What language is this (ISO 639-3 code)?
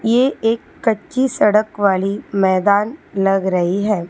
hin